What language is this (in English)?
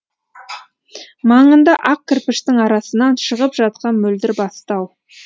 Kazakh